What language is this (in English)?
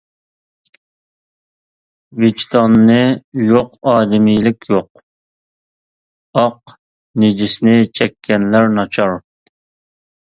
Uyghur